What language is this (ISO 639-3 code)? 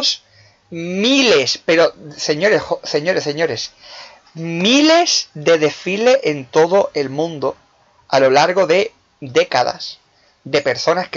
spa